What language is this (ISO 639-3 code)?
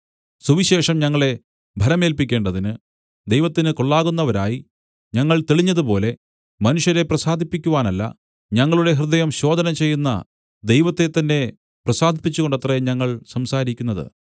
mal